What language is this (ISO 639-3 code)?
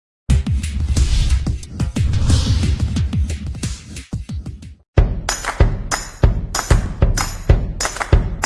ind